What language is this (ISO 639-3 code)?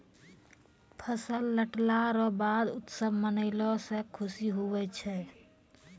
mai